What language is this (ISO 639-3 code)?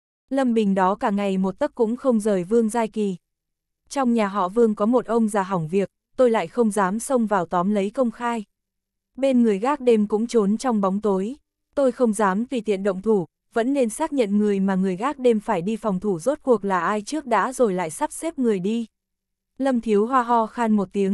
vie